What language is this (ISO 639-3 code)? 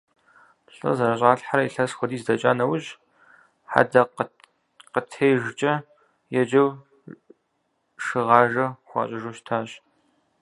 kbd